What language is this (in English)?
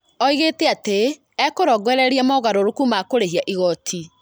Kikuyu